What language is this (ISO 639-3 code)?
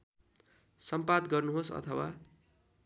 nep